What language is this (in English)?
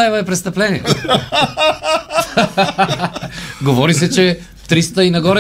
Bulgarian